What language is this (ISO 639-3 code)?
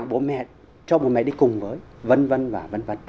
vie